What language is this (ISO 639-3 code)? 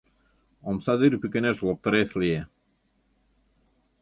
chm